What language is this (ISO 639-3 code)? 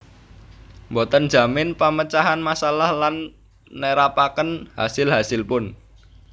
jav